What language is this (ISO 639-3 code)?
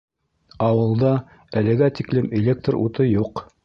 bak